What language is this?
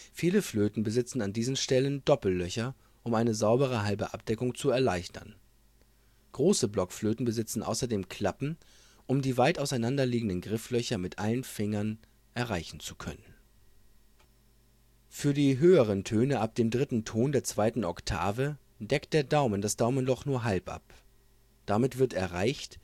German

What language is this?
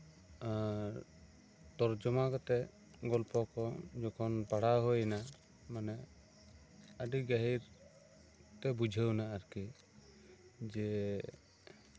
Santali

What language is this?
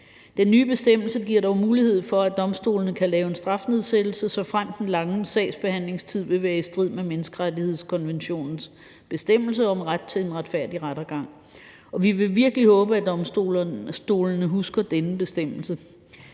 Danish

